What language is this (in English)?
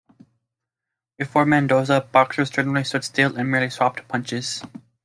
English